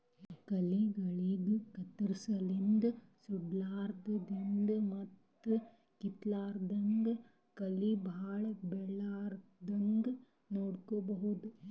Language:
Kannada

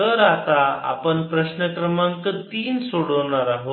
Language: Marathi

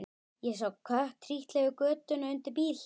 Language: Icelandic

